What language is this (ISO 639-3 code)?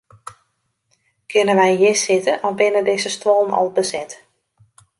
fry